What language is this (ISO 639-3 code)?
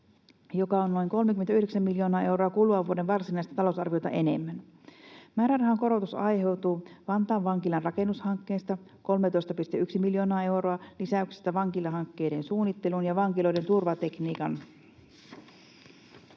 fin